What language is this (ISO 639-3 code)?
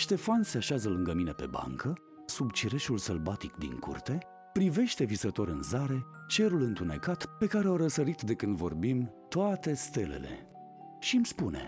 ron